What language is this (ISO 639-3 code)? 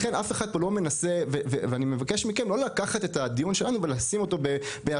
heb